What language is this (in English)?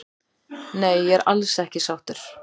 Icelandic